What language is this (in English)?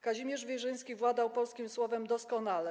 Polish